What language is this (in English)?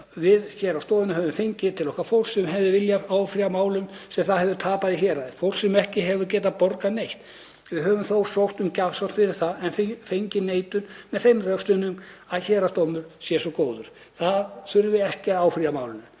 Icelandic